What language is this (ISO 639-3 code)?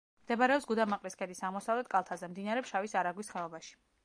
kat